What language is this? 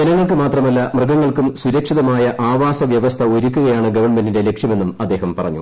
Malayalam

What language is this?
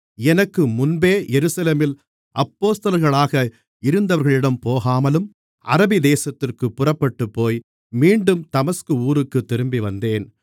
Tamil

